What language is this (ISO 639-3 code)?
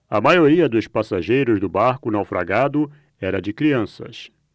por